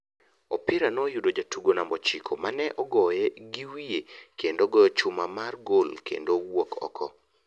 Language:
Luo (Kenya and Tanzania)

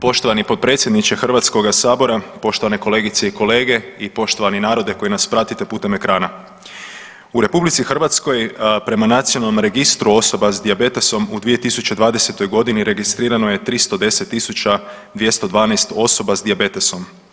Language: Croatian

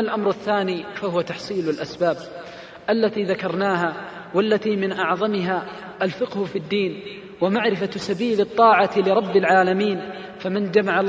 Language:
Arabic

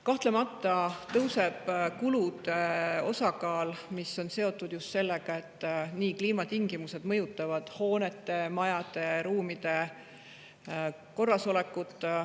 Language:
Estonian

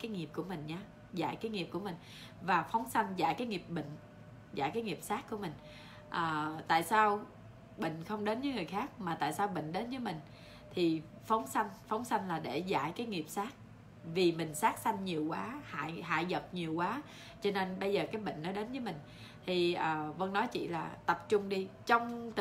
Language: Vietnamese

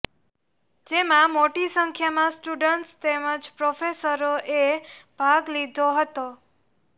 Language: Gujarati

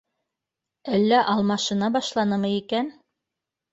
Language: Bashkir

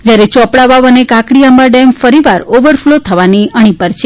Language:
Gujarati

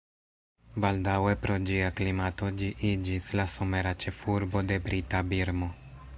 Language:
Esperanto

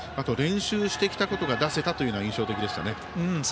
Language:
Japanese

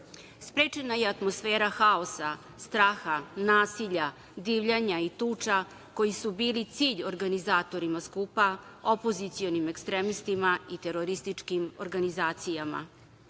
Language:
Serbian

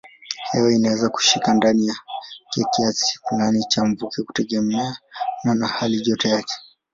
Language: Swahili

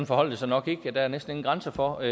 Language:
Danish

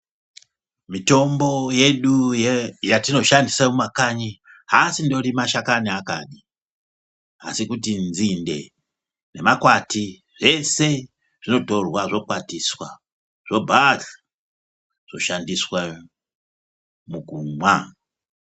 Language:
Ndau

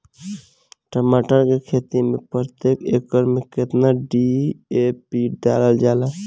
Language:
Bhojpuri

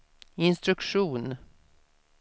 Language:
Swedish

